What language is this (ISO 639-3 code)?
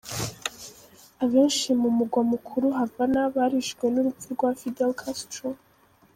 kin